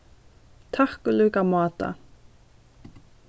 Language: Faroese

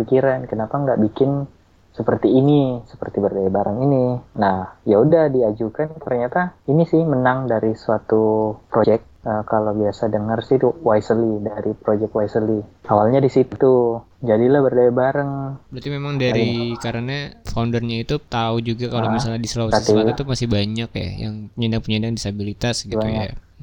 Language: Indonesian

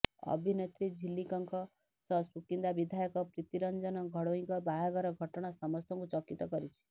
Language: Odia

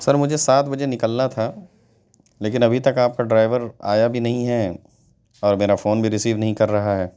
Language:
Urdu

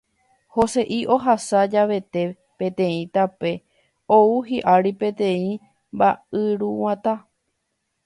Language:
Guarani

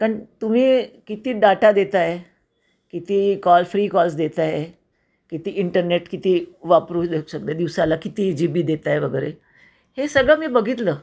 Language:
Marathi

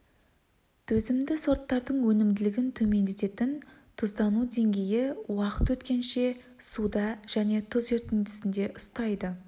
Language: Kazakh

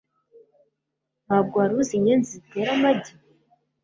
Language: Kinyarwanda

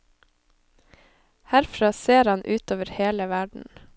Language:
Norwegian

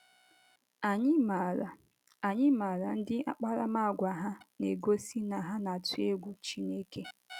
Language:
Igbo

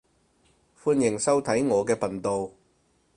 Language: Cantonese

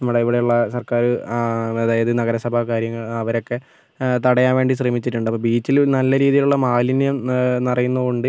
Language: Malayalam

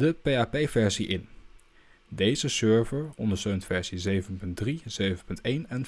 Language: Dutch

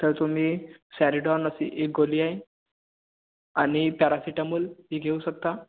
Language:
Marathi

